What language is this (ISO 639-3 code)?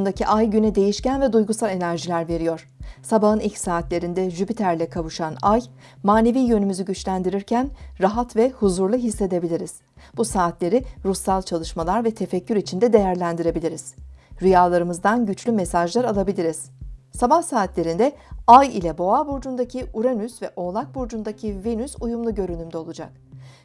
tur